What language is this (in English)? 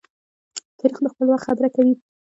Pashto